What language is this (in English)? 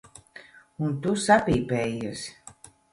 Latvian